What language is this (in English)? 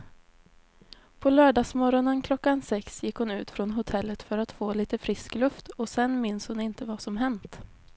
Swedish